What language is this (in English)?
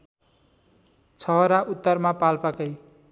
Nepali